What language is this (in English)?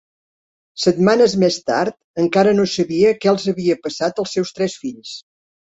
Catalan